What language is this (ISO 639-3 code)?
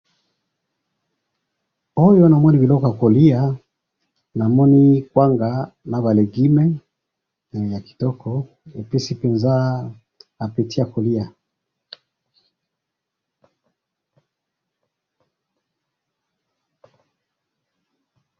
lin